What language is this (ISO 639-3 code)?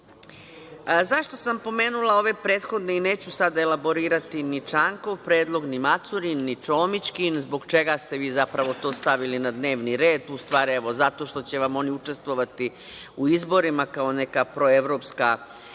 srp